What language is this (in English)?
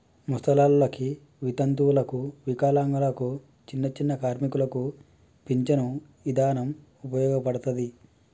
Telugu